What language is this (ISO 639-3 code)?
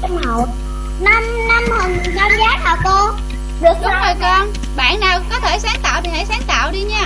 vie